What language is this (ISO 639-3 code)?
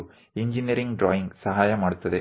guj